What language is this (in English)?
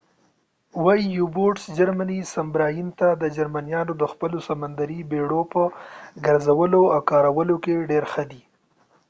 Pashto